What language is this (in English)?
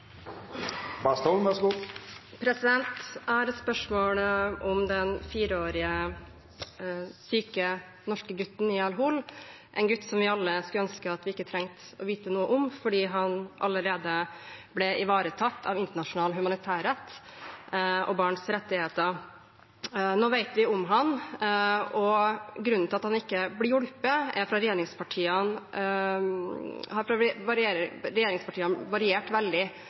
Norwegian